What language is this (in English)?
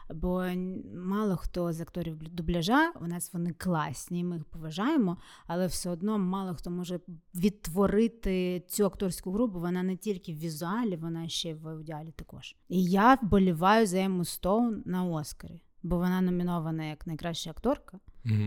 Ukrainian